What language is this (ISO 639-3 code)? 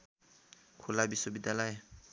nep